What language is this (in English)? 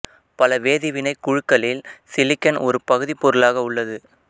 Tamil